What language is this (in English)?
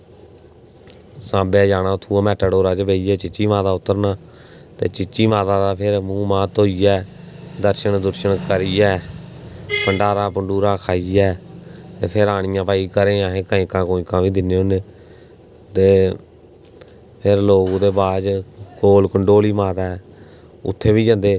Dogri